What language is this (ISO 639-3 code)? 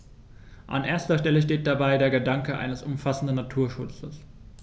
deu